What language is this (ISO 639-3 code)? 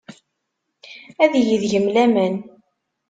kab